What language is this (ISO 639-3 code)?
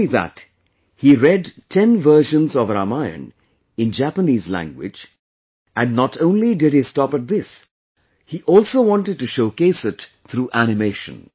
eng